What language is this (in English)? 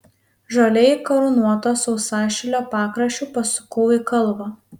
Lithuanian